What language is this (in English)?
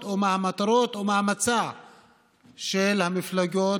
Hebrew